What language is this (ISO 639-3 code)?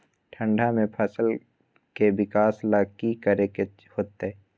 mag